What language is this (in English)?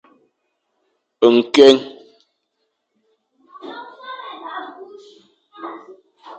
Fang